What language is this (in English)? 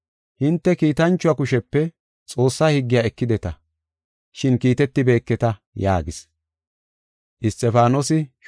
Gofa